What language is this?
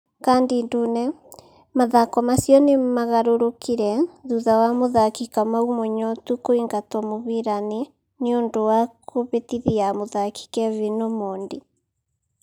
Kikuyu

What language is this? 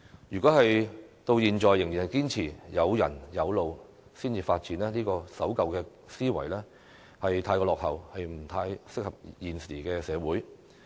Cantonese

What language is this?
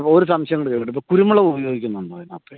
Malayalam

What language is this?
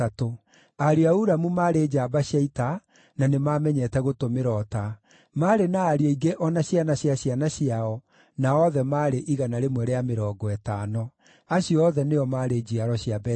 Kikuyu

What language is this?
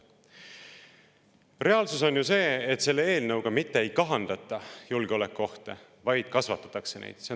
Estonian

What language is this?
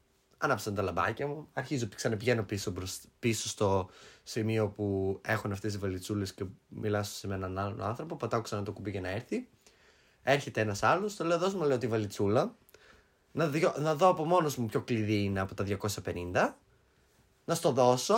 Greek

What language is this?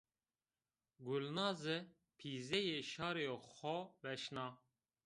Zaza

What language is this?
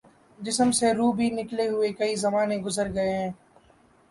Urdu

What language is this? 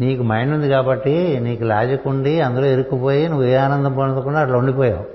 Telugu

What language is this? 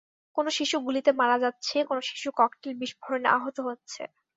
Bangla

